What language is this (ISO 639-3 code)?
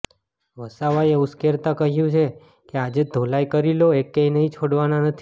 guj